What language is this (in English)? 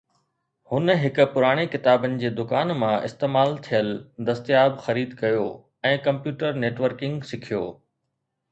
Sindhi